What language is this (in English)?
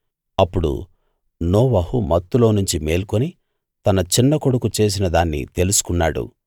Telugu